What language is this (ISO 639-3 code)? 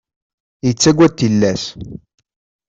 kab